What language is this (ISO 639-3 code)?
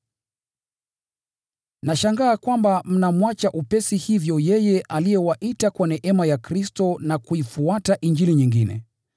swa